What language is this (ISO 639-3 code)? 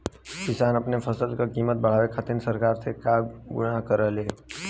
bho